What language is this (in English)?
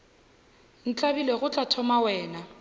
Northern Sotho